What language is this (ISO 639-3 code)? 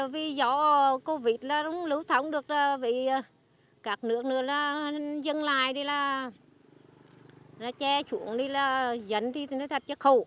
vie